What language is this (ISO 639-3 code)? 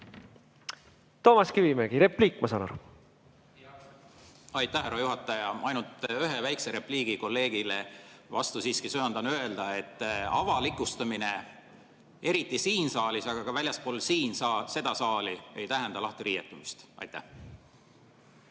est